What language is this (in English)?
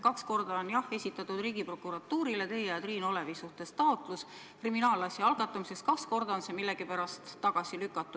Estonian